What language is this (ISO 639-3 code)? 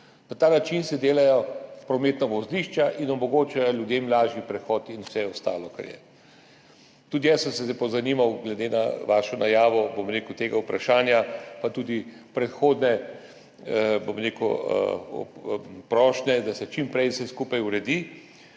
slv